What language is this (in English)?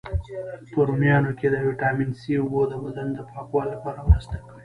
Pashto